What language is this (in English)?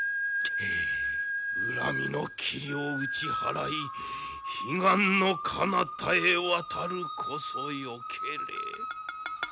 Japanese